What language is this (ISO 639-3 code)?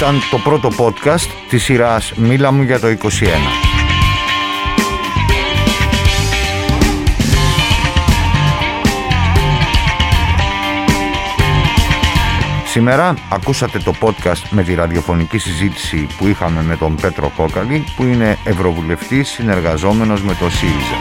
ell